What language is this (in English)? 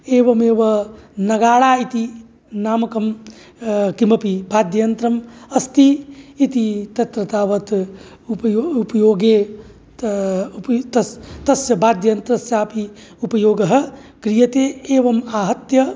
Sanskrit